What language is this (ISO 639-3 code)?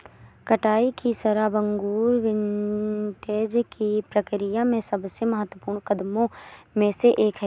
hin